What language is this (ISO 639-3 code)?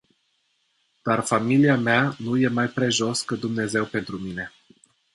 ron